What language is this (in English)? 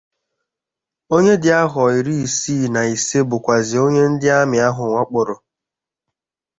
Igbo